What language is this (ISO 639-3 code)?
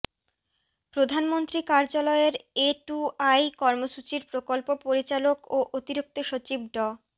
ben